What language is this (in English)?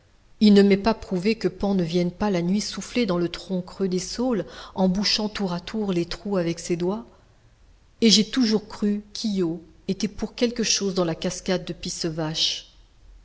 French